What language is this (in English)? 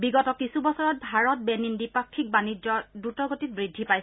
Assamese